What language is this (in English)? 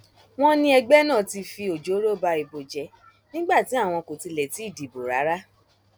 Yoruba